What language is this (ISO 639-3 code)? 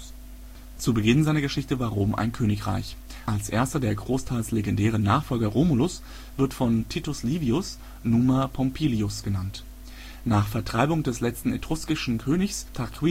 deu